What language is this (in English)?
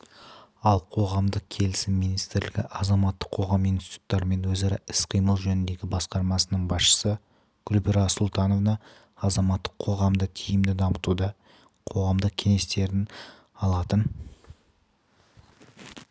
Kazakh